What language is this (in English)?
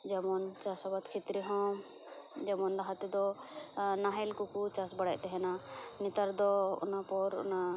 Santali